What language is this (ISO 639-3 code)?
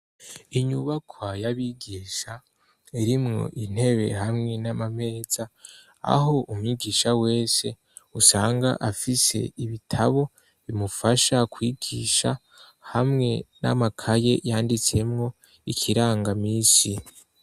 run